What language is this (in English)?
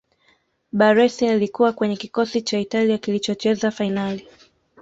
Swahili